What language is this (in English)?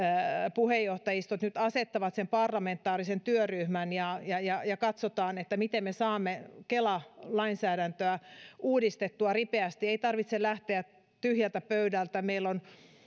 Finnish